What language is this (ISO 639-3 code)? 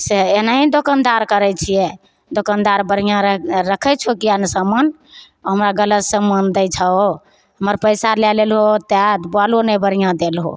mai